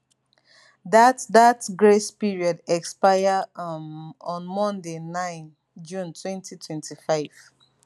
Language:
Nigerian Pidgin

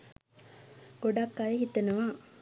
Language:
Sinhala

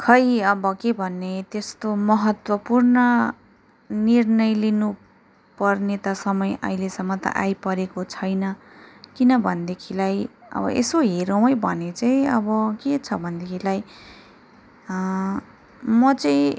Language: Nepali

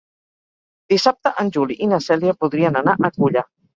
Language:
Catalan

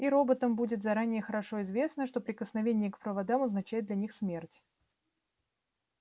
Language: Russian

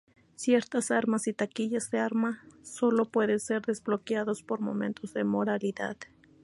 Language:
Spanish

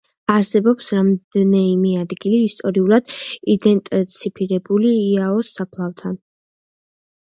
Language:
Georgian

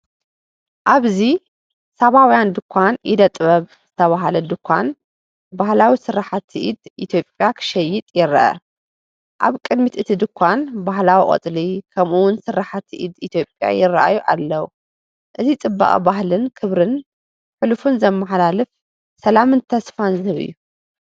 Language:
Tigrinya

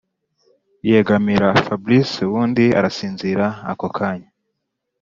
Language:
Kinyarwanda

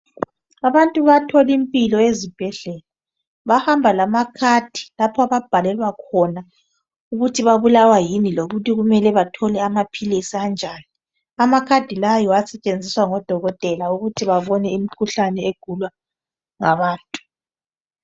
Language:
North Ndebele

